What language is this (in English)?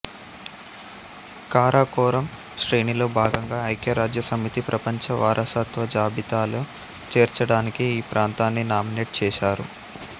Telugu